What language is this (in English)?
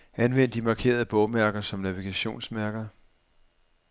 Danish